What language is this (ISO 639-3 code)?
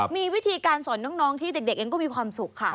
tha